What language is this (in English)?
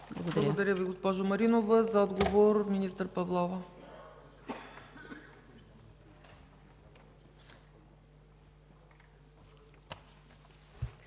Bulgarian